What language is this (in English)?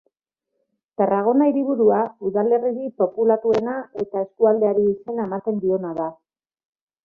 Basque